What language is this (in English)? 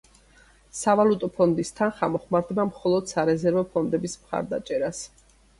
Georgian